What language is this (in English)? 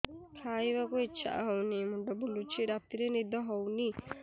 Odia